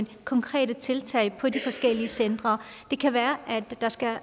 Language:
Danish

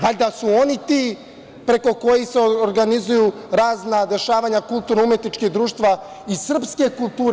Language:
Serbian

